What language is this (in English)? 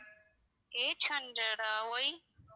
Tamil